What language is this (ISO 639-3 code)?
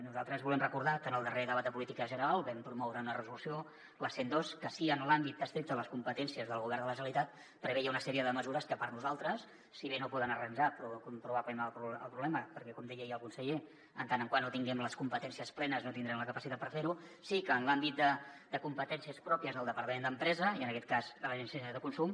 cat